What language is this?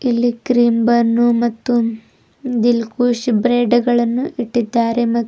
Kannada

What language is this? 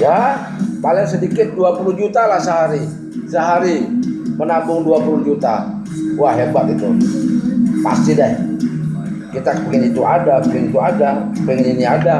Indonesian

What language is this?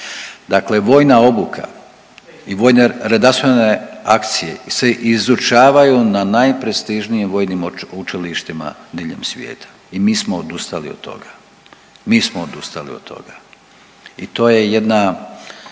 Croatian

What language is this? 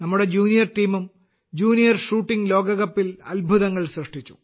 Malayalam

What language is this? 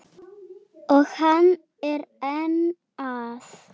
Icelandic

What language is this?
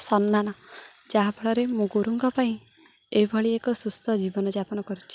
Odia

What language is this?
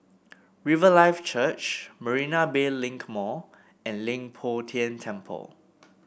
English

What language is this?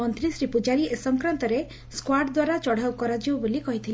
Odia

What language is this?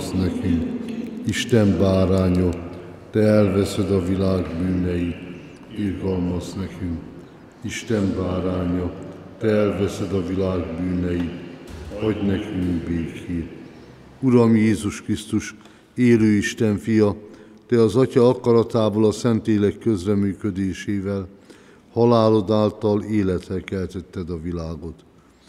Hungarian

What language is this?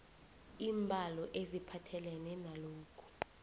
South Ndebele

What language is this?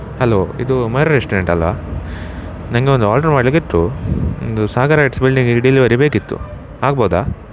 Kannada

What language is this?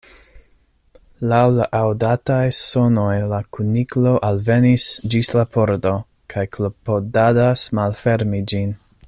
Esperanto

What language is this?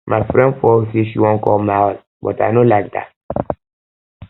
Nigerian Pidgin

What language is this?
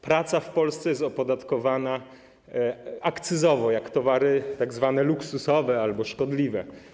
Polish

